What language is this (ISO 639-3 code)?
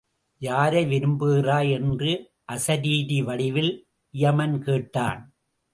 tam